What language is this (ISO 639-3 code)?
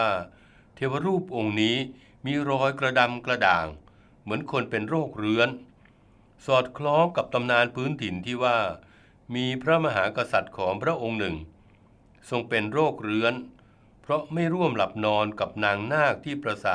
tha